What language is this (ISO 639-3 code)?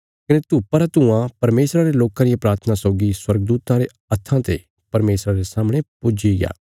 kfs